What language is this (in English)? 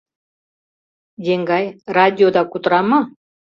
Mari